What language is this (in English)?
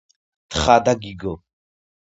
Georgian